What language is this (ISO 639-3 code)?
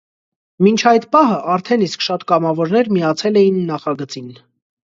hye